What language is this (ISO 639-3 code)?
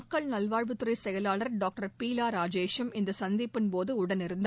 tam